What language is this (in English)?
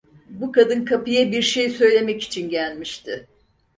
Turkish